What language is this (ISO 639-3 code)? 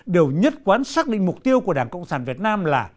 vie